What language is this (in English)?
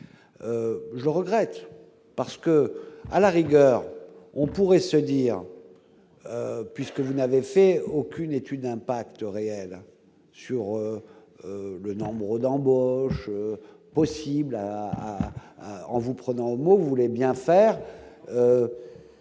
French